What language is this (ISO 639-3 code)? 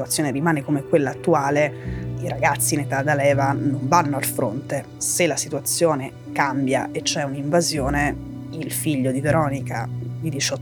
ita